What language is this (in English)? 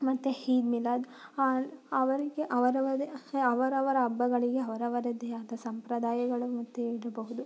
Kannada